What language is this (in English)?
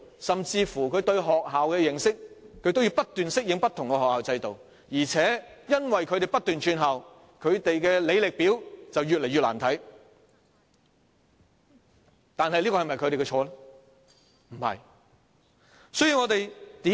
Cantonese